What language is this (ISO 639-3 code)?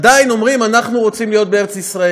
heb